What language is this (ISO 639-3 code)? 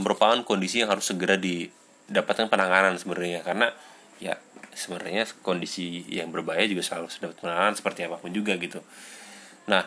ind